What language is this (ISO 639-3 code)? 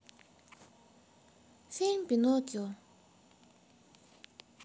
rus